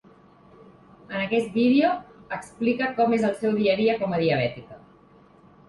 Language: Catalan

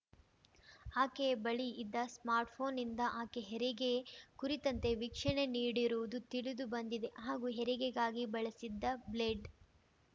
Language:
Kannada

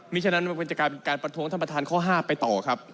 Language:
Thai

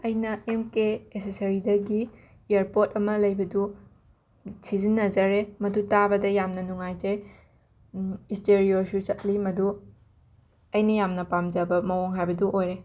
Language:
Manipuri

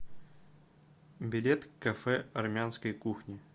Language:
Russian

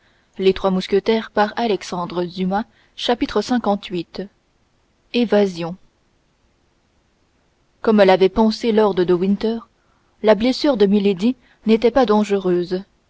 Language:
French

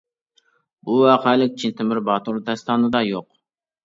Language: Uyghur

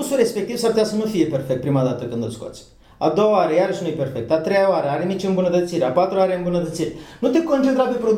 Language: Romanian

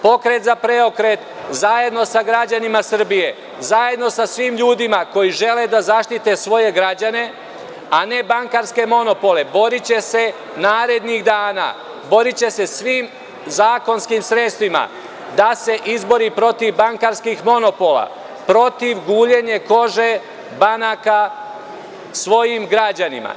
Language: Serbian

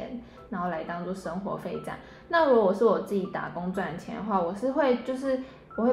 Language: Chinese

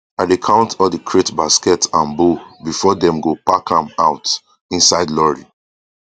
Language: Nigerian Pidgin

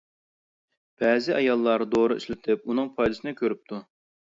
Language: Uyghur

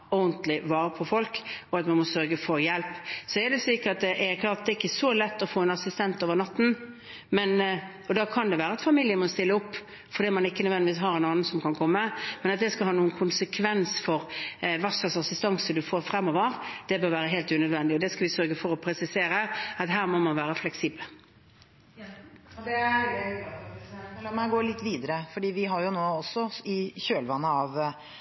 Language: Norwegian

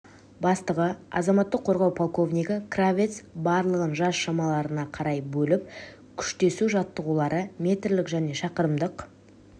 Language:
Kazakh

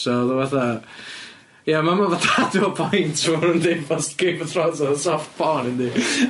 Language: Welsh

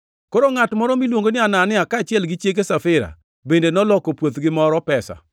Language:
Luo (Kenya and Tanzania)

